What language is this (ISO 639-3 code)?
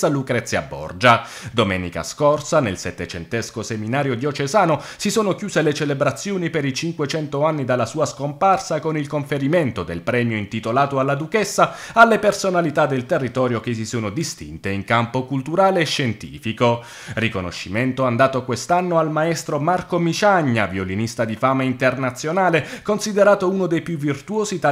ita